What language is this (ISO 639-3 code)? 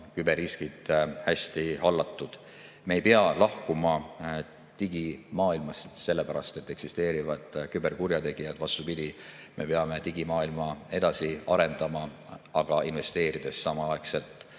est